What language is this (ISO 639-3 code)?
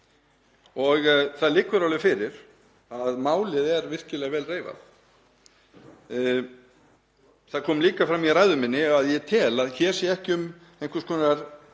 isl